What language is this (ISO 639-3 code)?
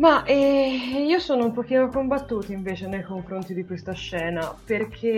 ita